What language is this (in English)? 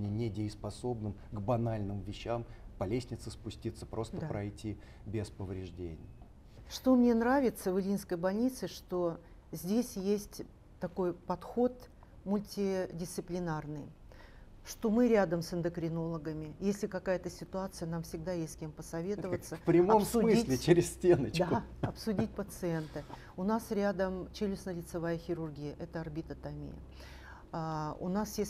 Russian